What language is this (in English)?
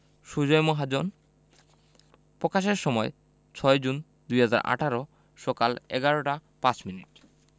Bangla